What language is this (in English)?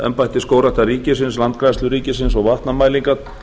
Icelandic